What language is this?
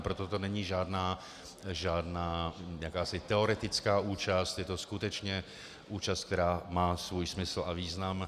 Czech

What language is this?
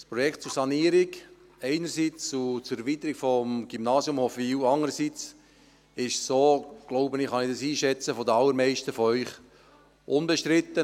Swiss German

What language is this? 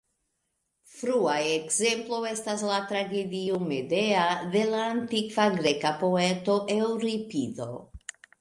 Esperanto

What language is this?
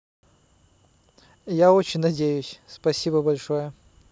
Russian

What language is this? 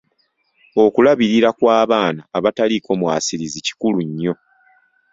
Ganda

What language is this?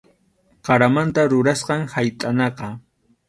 Arequipa-La Unión Quechua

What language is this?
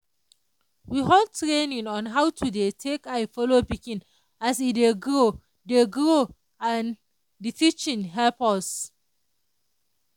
Nigerian Pidgin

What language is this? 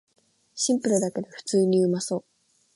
Japanese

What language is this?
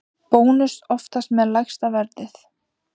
Icelandic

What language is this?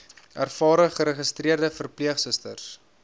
Afrikaans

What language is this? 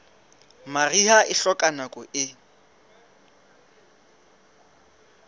Southern Sotho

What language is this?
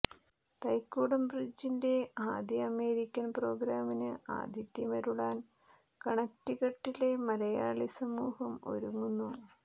Malayalam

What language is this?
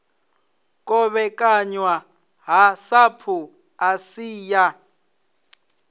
Venda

